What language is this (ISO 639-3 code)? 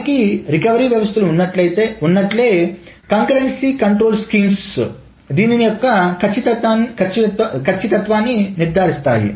tel